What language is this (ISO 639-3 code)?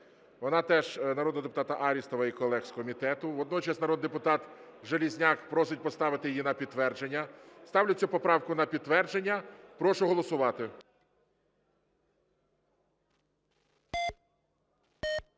ukr